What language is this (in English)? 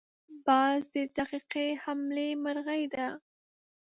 Pashto